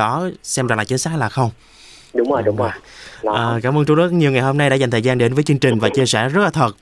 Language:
Vietnamese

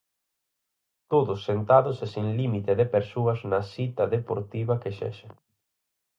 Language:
Galician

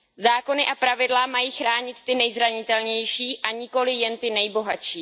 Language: Czech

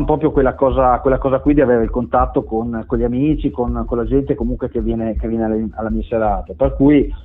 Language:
Italian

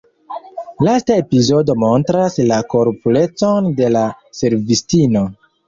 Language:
Esperanto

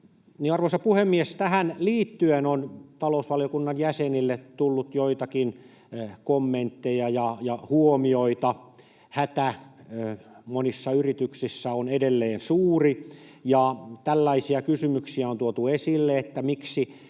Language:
Finnish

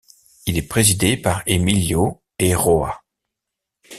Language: French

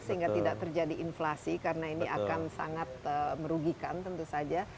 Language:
Indonesian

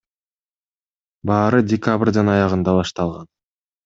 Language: Kyrgyz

